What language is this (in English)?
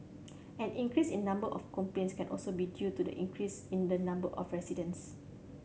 English